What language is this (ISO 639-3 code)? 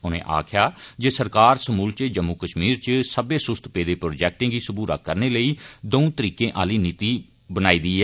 doi